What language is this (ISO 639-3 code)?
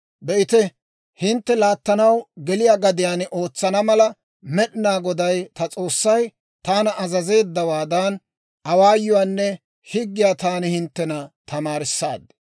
dwr